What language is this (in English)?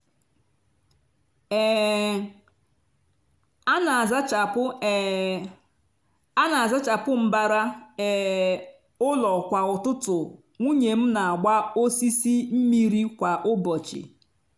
Igbo